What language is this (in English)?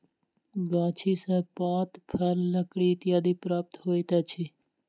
Maithili